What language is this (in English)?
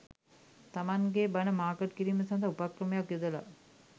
Sinhala